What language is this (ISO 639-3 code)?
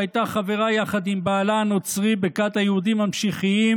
heb